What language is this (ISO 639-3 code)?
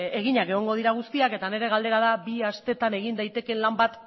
eus